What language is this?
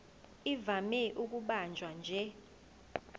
Zulu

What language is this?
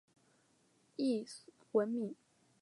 Chinese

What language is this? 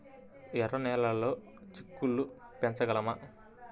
Telugu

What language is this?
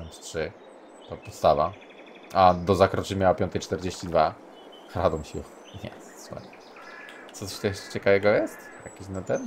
Polish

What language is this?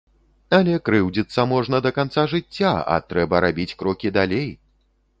Belarusian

